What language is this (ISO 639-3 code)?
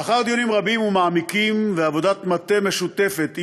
heb